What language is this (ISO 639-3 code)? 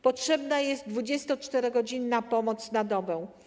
pol